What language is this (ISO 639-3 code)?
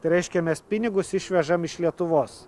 lit